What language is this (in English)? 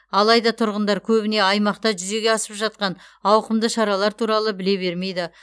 Kazakh